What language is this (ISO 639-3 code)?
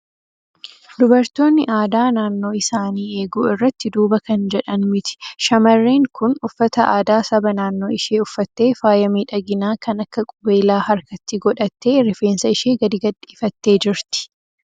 orm